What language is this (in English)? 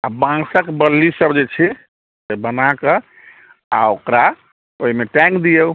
Maithili